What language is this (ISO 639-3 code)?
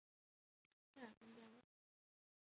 zho